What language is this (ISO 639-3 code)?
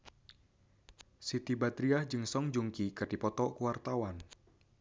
sun